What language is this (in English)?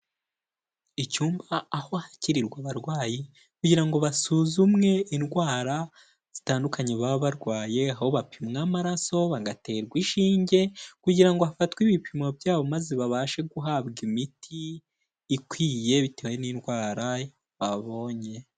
Kinyarwanda